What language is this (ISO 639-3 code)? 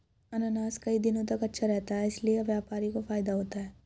hin